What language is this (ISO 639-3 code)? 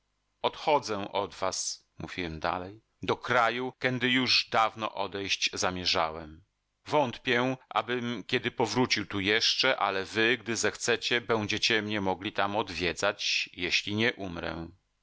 pol